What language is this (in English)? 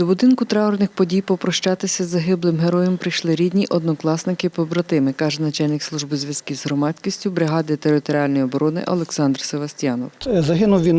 Ukrainian